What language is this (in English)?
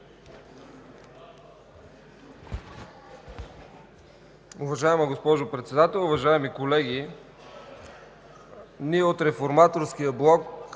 Bulgarian